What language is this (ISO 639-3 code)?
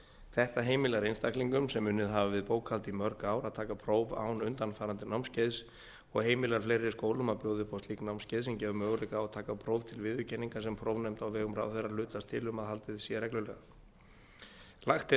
isl